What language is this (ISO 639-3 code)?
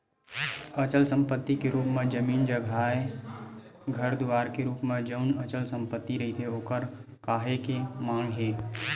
hne